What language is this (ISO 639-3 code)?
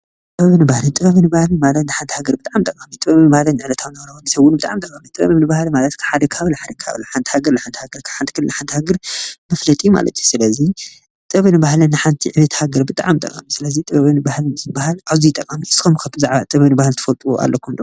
tir